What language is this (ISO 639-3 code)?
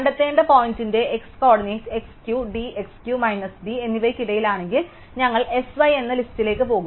mal